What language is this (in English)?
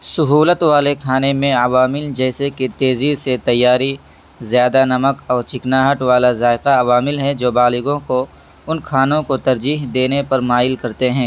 Urdu